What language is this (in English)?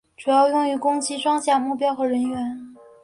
Chinese